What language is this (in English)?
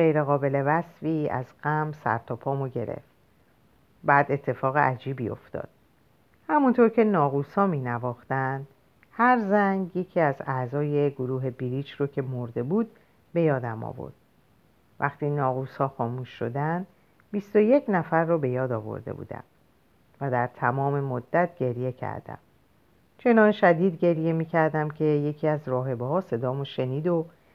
Persian